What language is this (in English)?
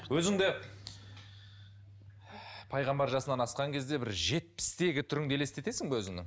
Kazakh